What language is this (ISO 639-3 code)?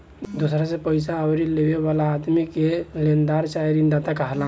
bho